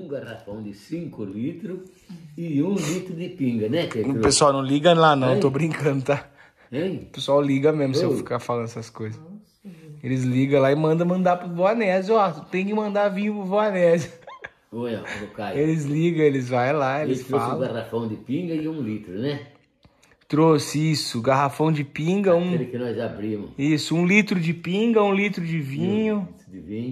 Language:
Portuguese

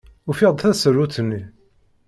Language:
Kabyle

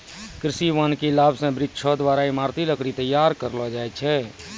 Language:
Maithili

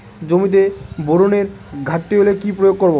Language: Bangla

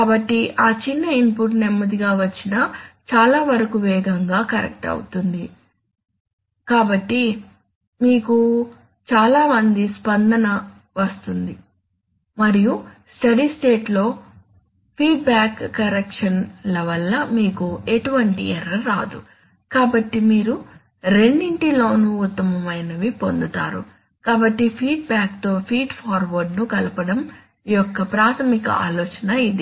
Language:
Telugu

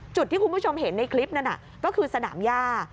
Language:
Thai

